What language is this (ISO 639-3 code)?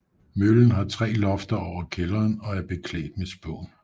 dan